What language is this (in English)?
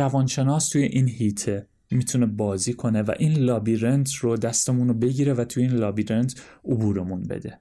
Persian